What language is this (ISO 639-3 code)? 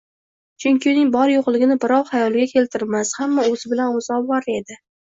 uzb